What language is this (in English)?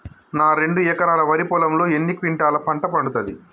Telugu